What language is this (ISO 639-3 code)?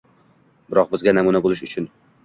uzb